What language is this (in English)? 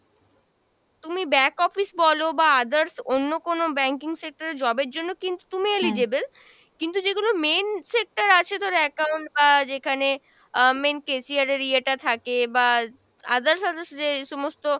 Bangla